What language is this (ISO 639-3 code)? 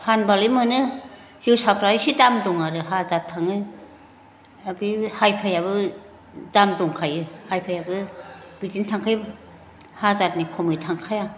brx